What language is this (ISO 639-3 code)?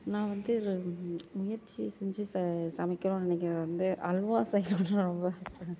tam